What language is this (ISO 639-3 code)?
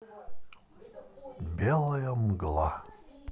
rus